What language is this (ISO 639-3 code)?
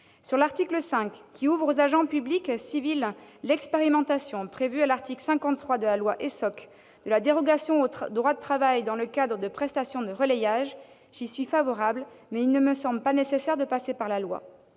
fra